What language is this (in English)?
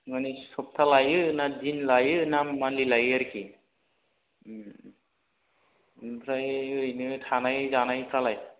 Bodo